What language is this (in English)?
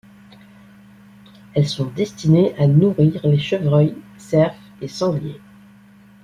French